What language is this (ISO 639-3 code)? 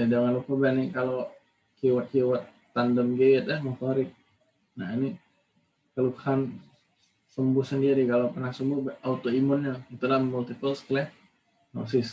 ind